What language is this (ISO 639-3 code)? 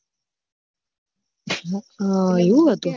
guj